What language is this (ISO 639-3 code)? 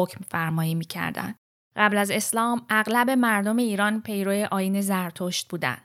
fas